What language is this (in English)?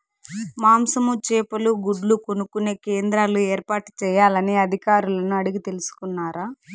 Telugu